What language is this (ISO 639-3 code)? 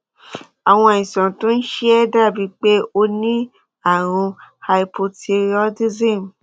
yor